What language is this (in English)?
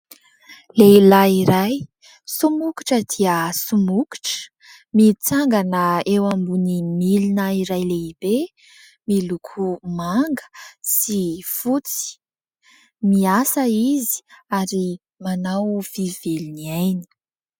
Malagasy